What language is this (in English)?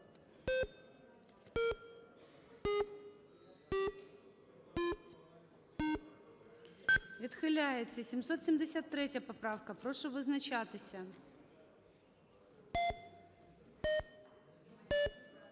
Ukrainian